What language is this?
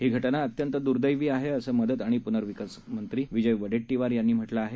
Marathi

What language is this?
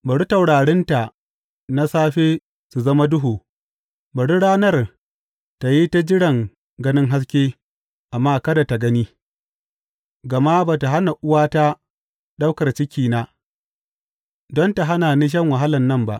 Hausa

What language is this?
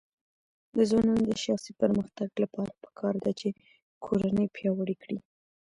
Pashto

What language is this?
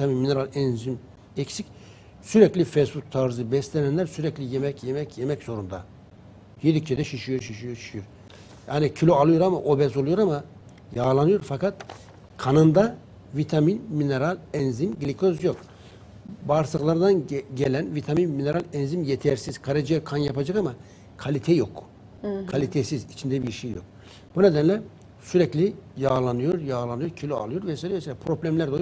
Turkish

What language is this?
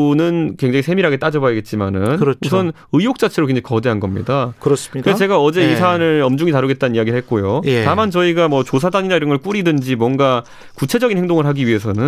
Korean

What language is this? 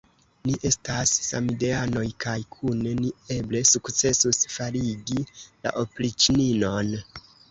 Esperanto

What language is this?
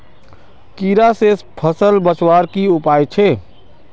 Magahi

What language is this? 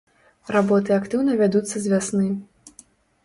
Belarusian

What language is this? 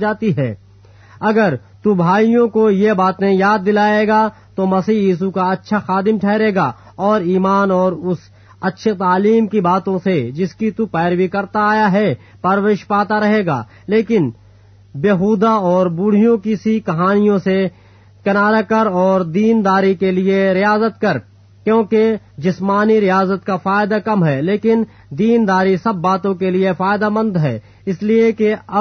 Urdu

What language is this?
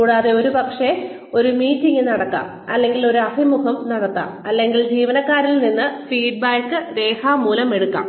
Malayalam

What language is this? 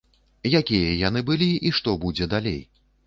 Belarusian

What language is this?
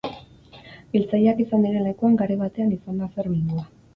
Basque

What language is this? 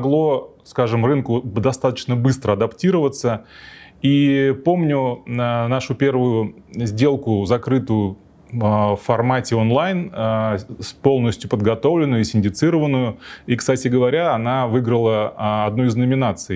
Russian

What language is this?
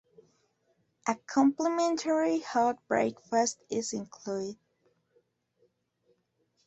English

